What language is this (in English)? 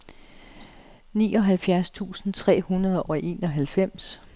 Danish